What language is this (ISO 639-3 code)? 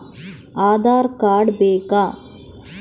kan